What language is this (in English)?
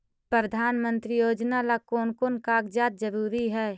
Magahi